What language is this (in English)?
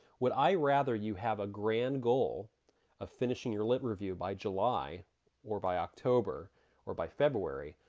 English